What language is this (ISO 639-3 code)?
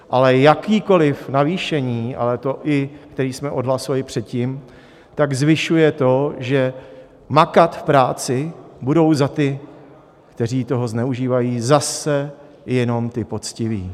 ces